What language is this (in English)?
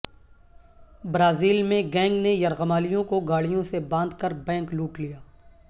Urdu